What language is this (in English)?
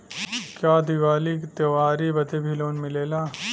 Bhojpuri